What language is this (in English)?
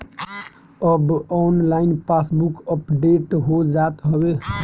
Bhojpuri